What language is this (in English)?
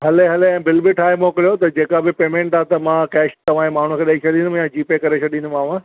Sindhi